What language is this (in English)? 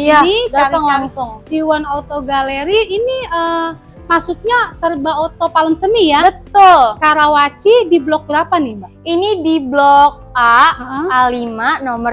Indonesian